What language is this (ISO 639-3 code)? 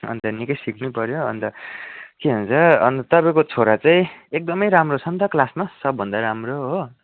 nep